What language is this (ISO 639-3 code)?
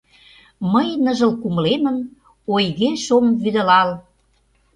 chm